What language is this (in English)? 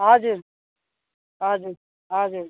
Nepali